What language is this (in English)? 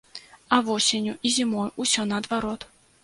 Belarusian